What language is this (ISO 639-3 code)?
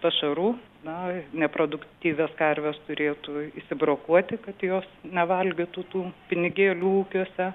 lit